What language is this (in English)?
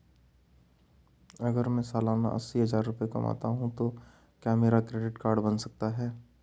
Hindi